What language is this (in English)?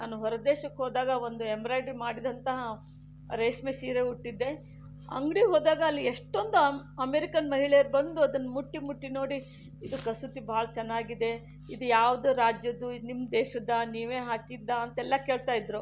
Kannada